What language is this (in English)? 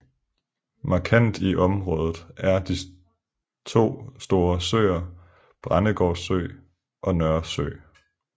Danish